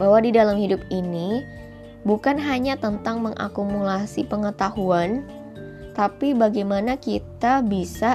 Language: Indonesian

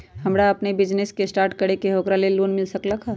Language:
Magahi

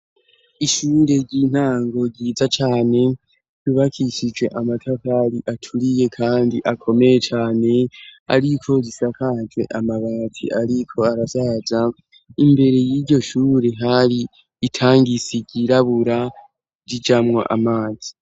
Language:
Rundi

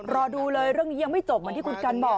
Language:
Thai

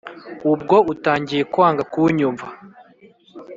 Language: Kinyarwanda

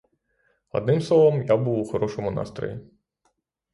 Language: Ukrainian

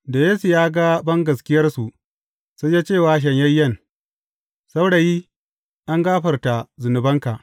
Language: Hausa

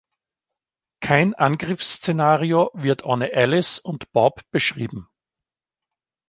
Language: German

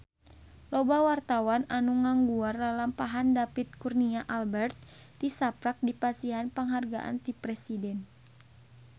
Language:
Sundanese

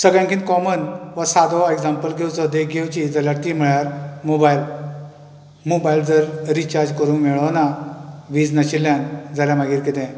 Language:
Konkani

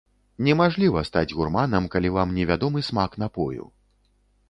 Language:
Belarusian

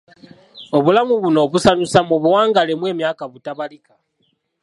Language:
Ganda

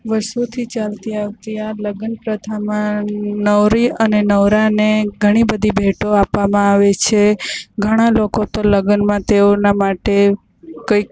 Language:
Gujarati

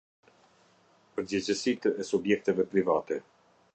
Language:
Albanian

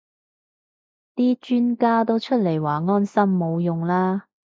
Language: Cantonese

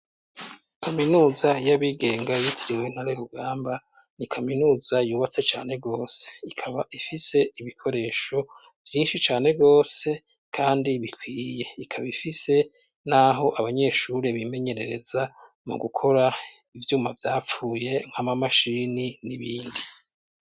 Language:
Rundi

